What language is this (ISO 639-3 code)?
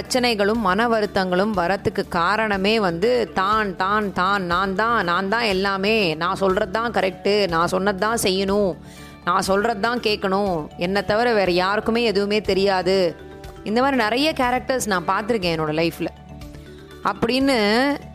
tam